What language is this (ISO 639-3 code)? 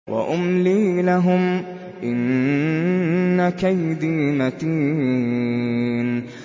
ara